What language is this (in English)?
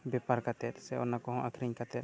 Santali